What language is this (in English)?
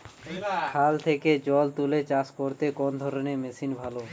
Bangla